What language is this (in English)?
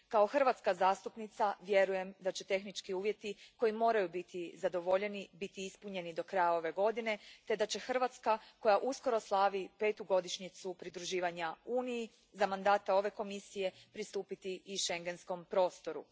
Croatian